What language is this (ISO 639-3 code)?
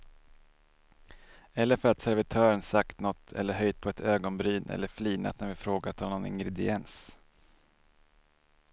swe